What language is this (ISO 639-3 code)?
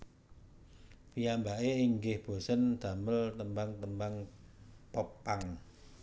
jav